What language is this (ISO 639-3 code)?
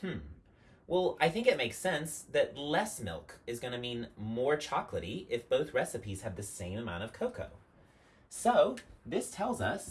eng